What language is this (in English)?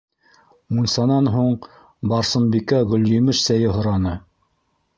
Bashkir